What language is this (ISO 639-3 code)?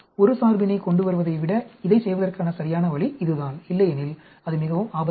tam